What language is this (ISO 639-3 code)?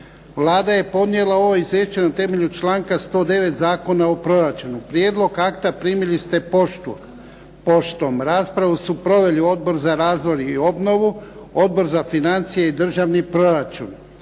hrv